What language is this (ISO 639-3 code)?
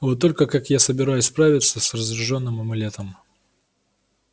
rus